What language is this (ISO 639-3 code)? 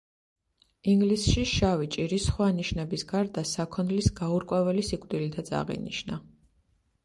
kat